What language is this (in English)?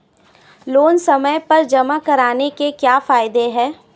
Hindi